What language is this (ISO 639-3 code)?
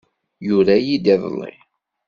kab